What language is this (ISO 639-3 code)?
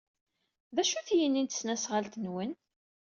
kab